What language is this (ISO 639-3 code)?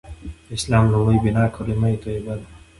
pus